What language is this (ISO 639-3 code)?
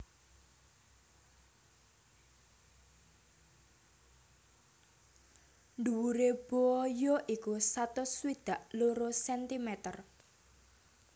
jav